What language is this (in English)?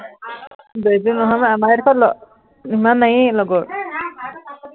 Assamese